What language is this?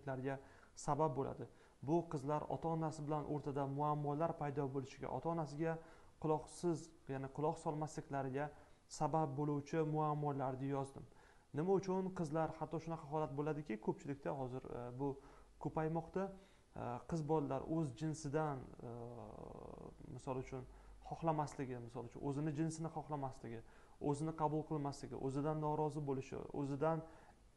Turkish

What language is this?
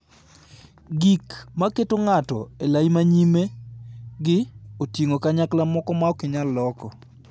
Luo (Kenya and Tanzania)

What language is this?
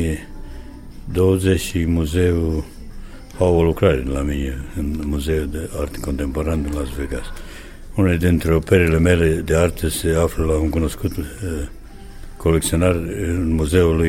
Romanian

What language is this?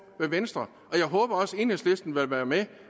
Danish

